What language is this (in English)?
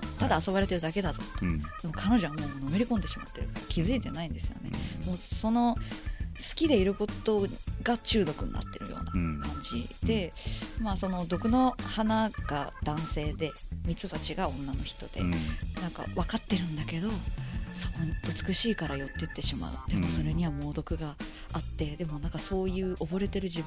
Japanese